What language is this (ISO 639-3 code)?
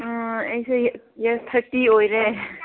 mni